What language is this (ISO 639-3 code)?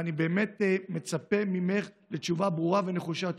heb